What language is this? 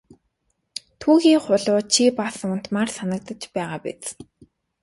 Mongolian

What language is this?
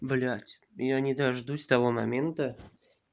Russian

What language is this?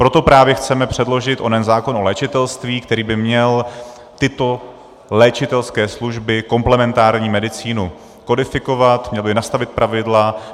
Czech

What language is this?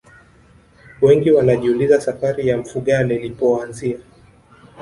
Swahili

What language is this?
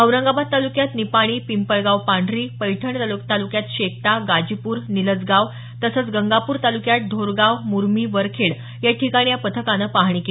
Marathi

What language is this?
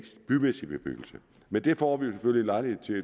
Danish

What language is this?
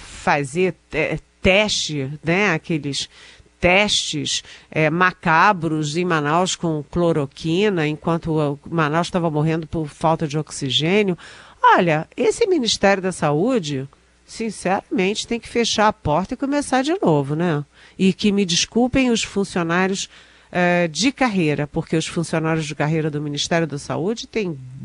Portuguese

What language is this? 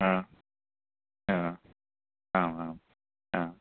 Sanskrit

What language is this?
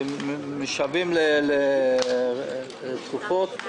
Hebrew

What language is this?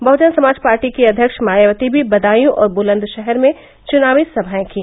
Hindi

